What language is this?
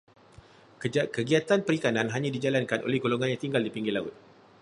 Malay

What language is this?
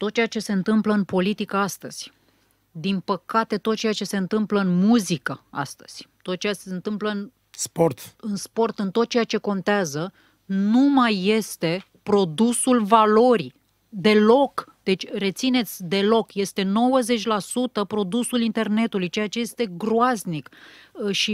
Romanian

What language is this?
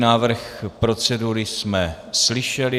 Czech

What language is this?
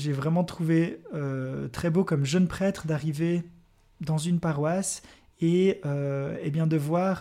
French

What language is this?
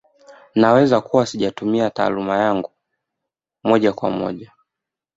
Swahili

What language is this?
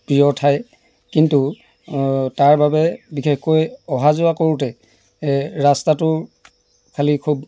Assamese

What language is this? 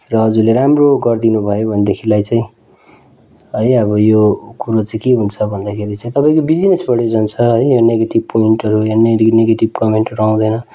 Nepali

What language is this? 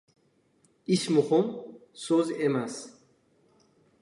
Uzbek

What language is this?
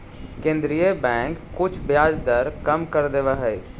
Magahi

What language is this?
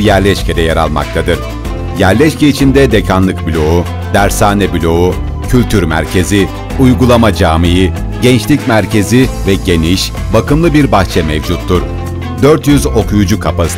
Turkish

